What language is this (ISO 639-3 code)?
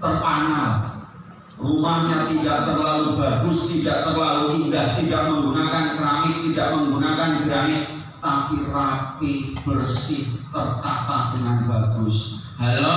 ind